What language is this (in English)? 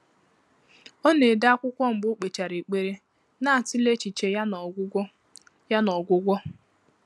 Igbo